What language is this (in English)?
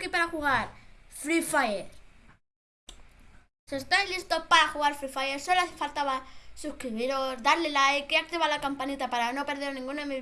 Spanish